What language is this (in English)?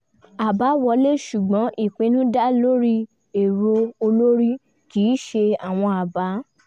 Yoruba